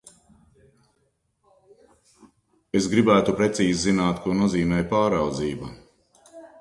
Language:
Latvian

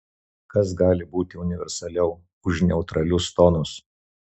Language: Lithuanian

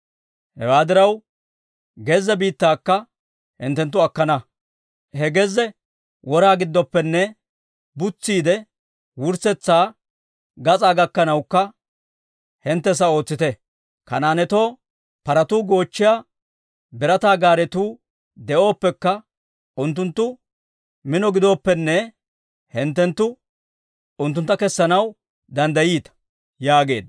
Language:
Dawro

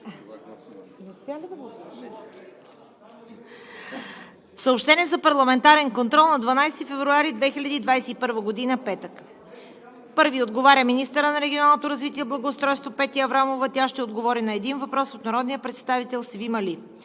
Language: Bulgarian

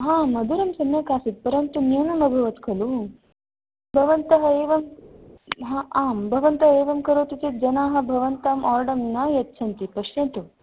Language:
Sanskrit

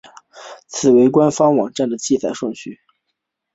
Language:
Chinese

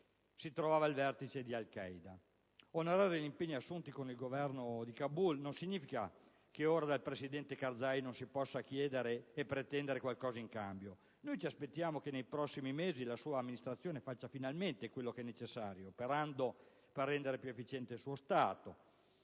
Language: Italian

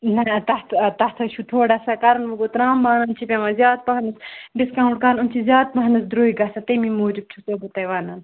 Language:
Kashmiri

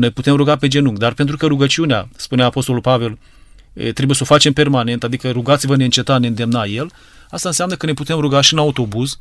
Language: Romanian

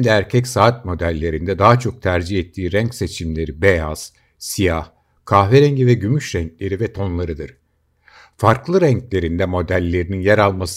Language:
Turkish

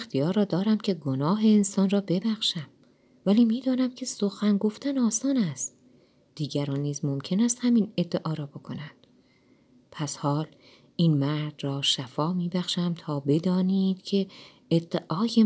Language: Persian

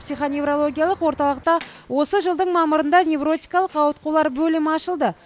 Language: Kazakh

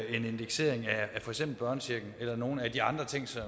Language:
Danish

